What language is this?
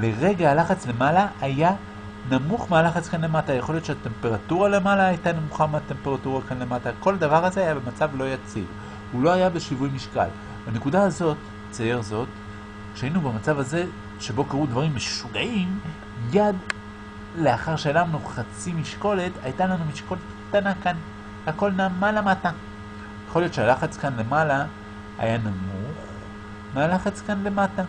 Hebrew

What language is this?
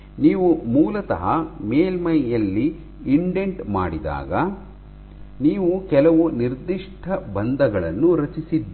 Kannada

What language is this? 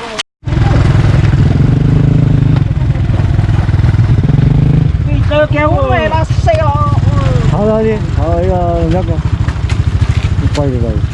Vietnamese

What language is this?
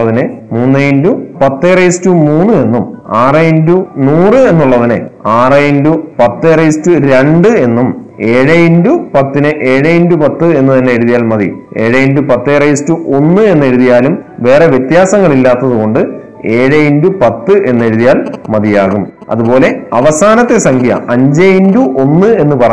Malayalam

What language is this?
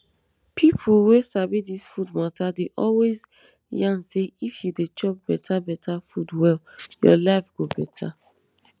Nigerian Pidgin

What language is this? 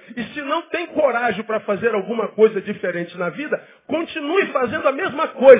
Portuguese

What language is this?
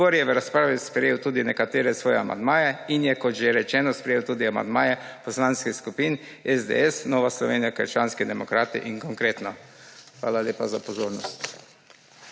Slovenian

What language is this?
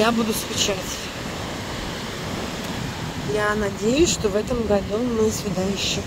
Russian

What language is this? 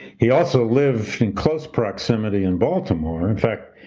English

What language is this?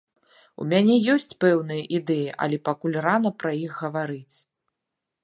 Belarusian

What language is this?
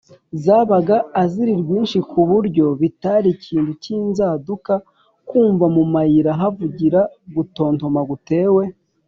Kinyarwanda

